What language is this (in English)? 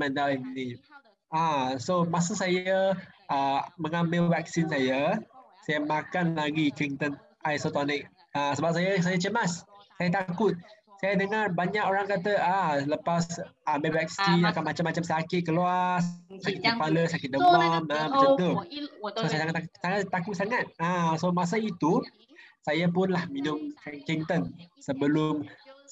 Malay